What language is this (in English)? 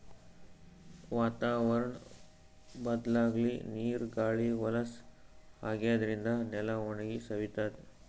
Kannada